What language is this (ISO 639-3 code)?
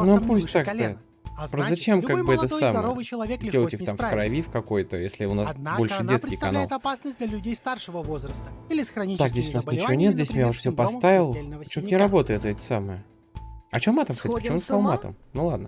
rus